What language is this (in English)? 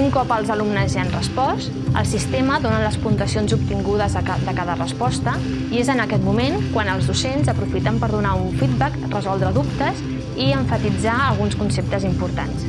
Spanish